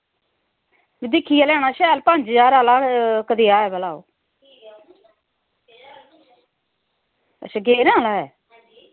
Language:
Dogri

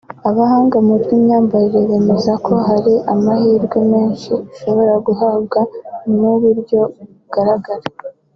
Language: Kinyarwanda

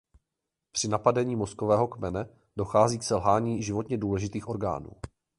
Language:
Czech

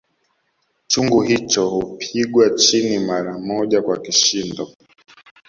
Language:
Swahili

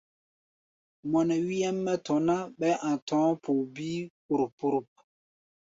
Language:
Gbaya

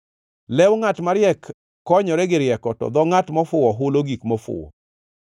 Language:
Luo (Kenya and Tanzania)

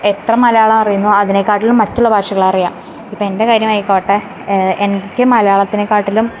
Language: Malayalam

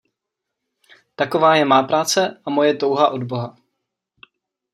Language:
Czech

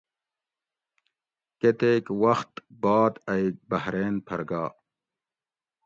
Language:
Gawri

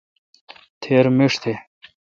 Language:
Kalkoti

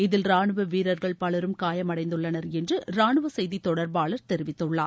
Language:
Tamil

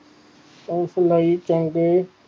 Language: Punjabi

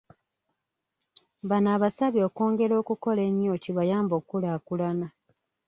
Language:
Ganda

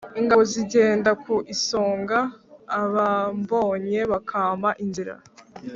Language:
Kinyarwanda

